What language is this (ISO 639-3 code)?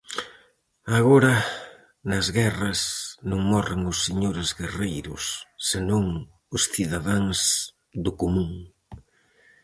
glg